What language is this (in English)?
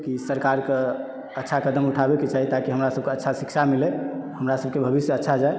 Maithili